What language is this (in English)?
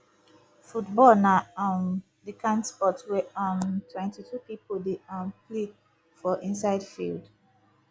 Nigerian Pidgin